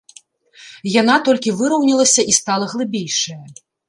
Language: Belarusian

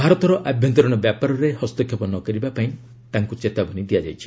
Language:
Odia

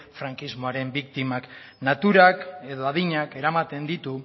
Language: Basque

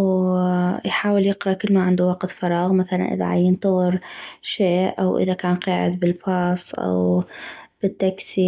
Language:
North Mesopotamian Arabic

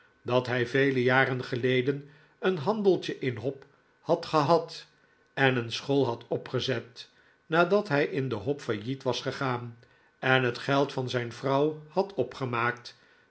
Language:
Dutch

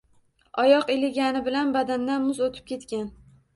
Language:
Uzbek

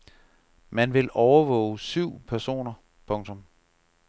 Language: Danish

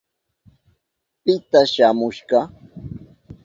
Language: Southern Pastaza Quechua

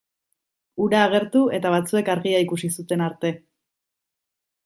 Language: Basque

